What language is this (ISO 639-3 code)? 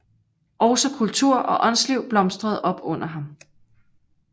dan